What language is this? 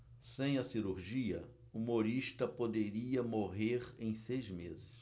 Portuguese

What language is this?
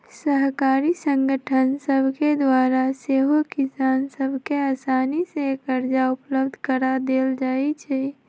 Magahi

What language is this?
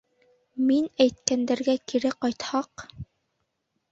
Bashkir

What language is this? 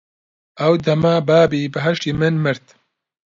Central Kurdish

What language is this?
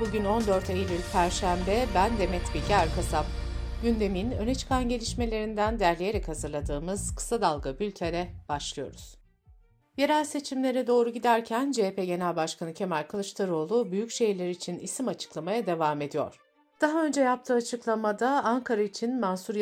Turkish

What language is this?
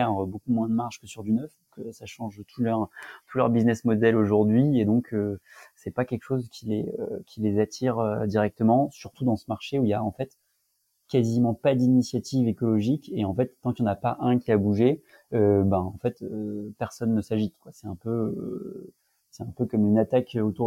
French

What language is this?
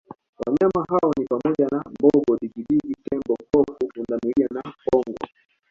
Swahili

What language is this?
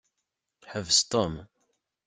Kabyle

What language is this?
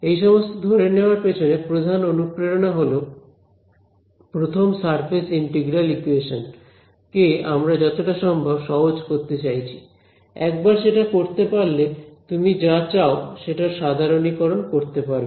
Bangla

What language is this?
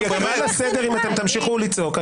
Hebrew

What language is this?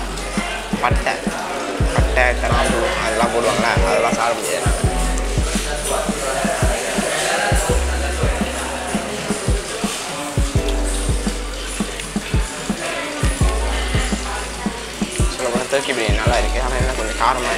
Thai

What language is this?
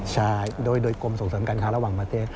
Thai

